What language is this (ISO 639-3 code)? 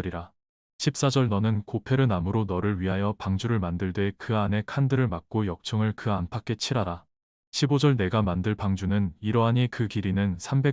kor